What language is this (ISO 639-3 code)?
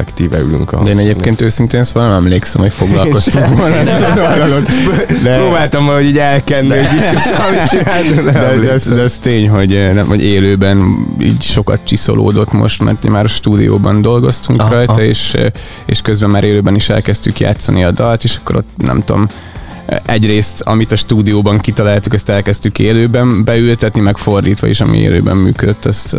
hun